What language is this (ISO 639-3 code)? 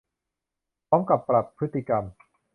tha